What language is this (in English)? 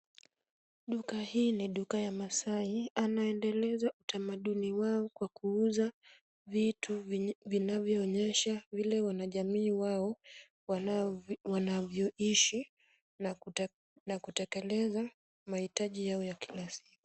Swahili